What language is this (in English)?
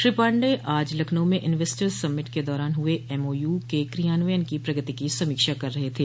Hindi